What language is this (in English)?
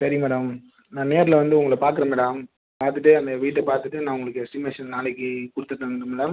Tamil